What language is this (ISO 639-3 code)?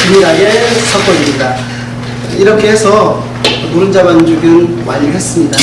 kor